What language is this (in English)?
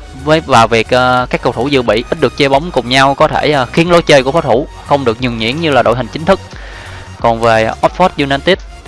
Vietnamese